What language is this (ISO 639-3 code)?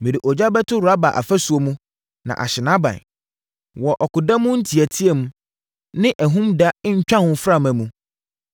aka